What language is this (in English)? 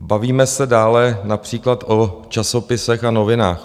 Czech